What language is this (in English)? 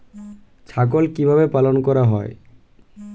Bangla